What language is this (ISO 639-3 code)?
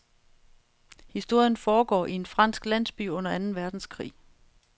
dan